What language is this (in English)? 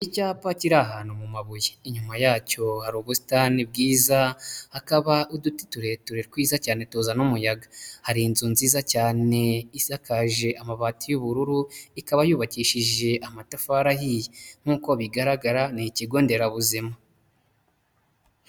Kinyarwanda